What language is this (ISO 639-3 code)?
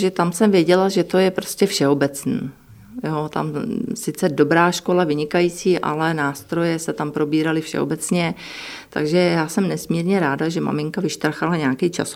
ces